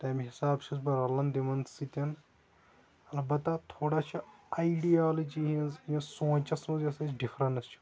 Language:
Kashmiri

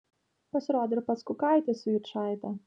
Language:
Lithuanian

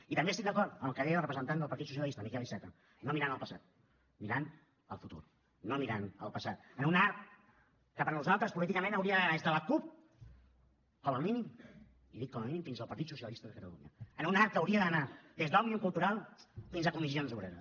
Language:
Catalan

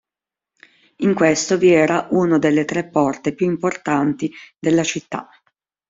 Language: Italian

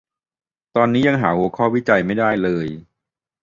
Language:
Thai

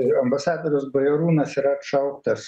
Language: Lithuanian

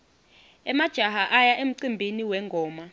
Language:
Swati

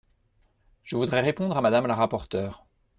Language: French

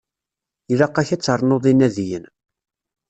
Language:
Kabyle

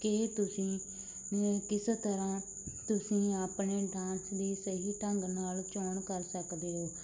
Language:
Punjabi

